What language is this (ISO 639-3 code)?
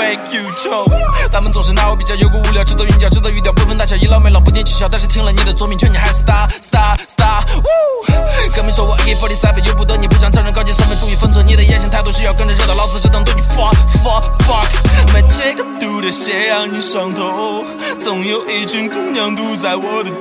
zho